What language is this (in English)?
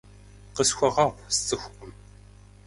Kabardian